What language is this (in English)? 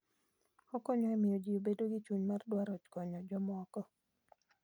Luo (Kenya and Tanzania)